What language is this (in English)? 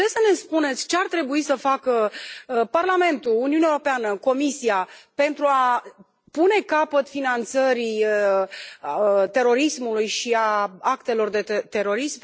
Romanian